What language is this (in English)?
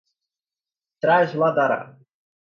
Portuguese